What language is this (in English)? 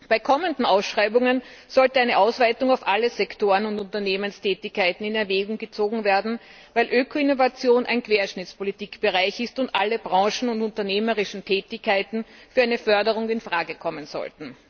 German